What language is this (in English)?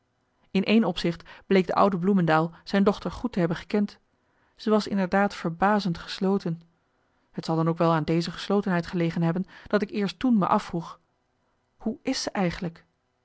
Dutch